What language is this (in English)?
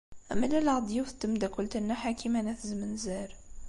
Kabyle